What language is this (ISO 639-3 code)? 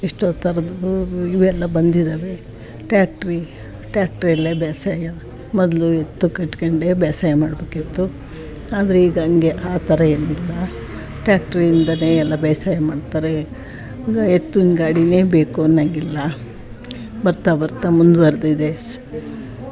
kan